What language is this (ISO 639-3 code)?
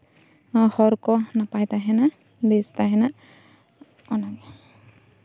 sat